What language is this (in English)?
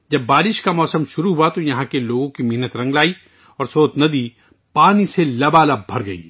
Urdu